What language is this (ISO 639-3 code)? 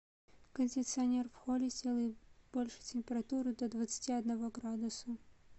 rus